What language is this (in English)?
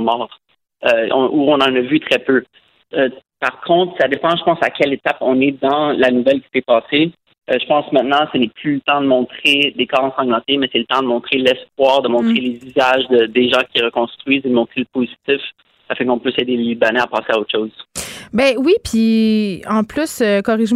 French